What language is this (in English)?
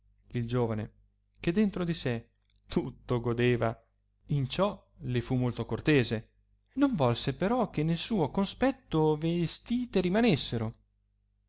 Italian